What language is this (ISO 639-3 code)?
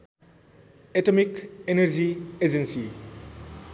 nep